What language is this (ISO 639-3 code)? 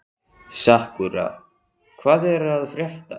isl